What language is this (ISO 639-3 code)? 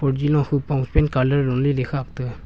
nnp